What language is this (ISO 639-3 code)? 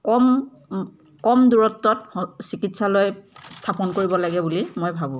asm